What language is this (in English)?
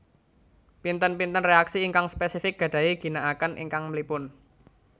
Javanese